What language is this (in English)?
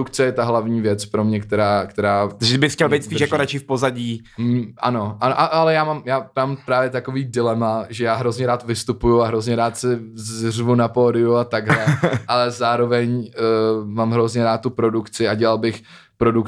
Czech